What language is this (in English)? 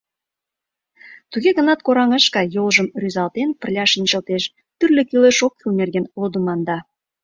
Mari